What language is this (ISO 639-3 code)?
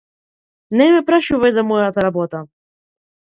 mkd